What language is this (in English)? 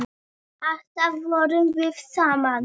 Icelandic